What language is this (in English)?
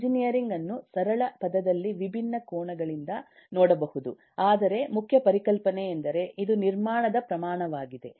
Kannada